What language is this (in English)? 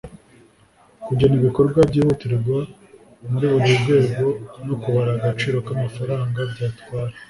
Kinyarwanda